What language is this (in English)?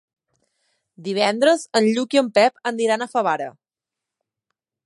Catalan